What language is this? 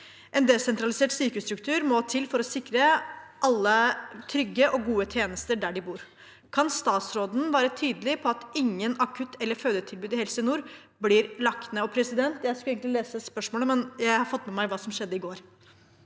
Norwegian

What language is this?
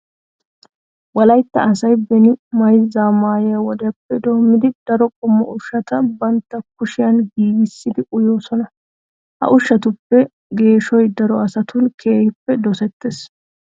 Wolaytta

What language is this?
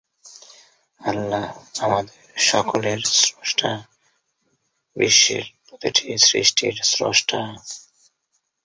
Bangla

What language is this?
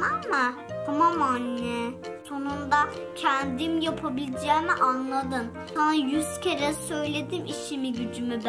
Turkish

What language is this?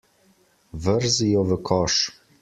Slovenian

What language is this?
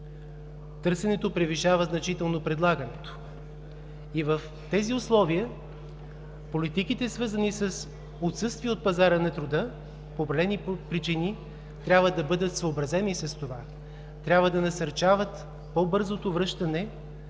Bulgarian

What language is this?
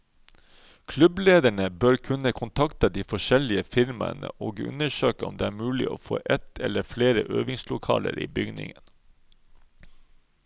Norwegian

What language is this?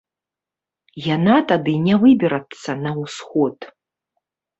Belarusian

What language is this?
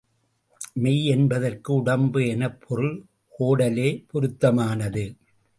Tamil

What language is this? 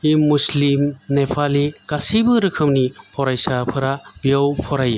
Bodo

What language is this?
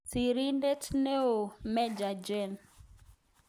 Kalenjin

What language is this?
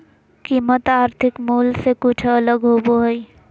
Magahi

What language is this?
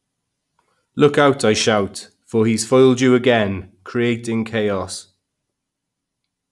English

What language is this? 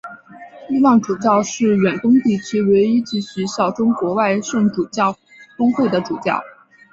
Chinese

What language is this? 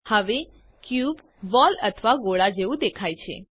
Gujarati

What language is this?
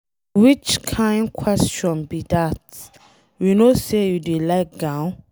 Nigerian Pidgin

